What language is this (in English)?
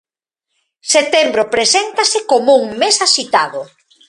Galician